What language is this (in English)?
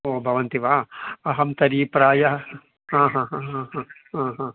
Sanskrit